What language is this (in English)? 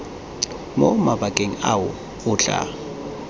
Tswana